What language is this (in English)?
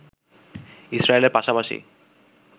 Bangla